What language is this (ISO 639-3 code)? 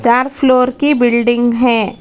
hin